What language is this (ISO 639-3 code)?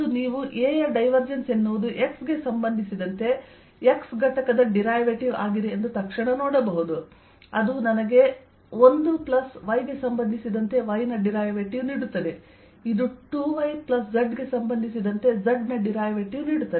kan